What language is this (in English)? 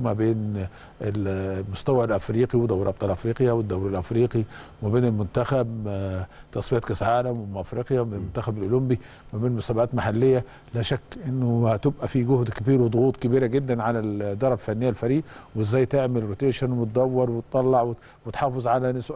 Arabic